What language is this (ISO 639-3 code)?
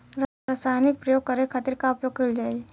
bho